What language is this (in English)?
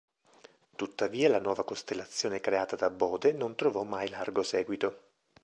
Italian